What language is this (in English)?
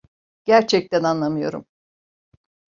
Turkish